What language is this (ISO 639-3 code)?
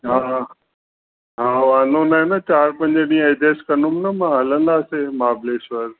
snd